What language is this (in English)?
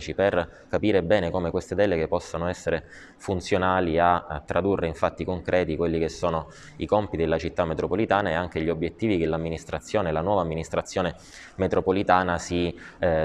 Italian